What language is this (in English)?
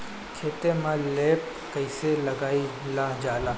Bhojpuri